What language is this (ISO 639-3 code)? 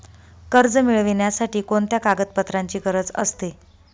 mar